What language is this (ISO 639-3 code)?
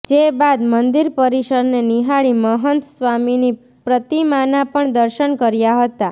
guj